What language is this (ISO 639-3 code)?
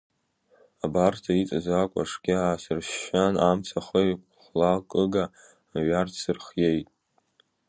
abk